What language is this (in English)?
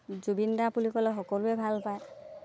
Assamese